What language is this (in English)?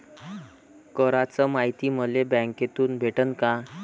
Marathi